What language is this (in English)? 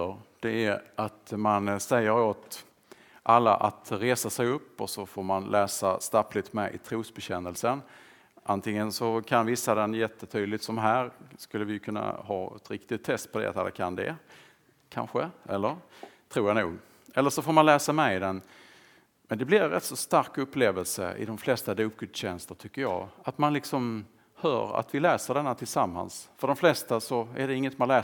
Swedish